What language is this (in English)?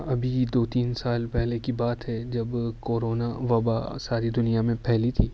Urdu